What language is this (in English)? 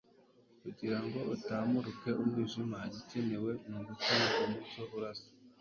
Kinyarwanda